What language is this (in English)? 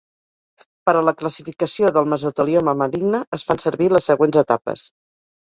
Catalan